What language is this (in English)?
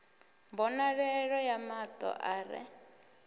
Venda